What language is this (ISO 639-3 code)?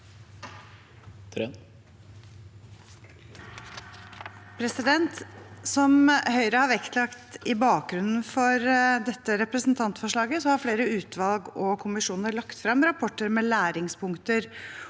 nor